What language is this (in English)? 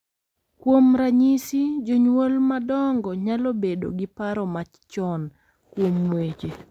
Luo (Kenya and Tanzania)